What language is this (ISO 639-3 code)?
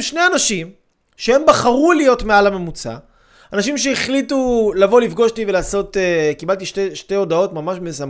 heb